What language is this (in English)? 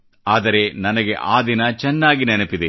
Kannada